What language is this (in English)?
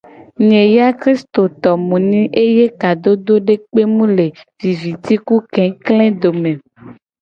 Gen